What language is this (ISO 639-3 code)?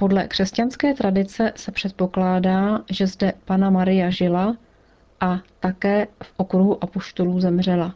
ces